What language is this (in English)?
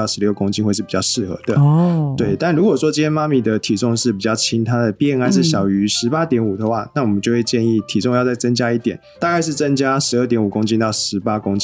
Chinese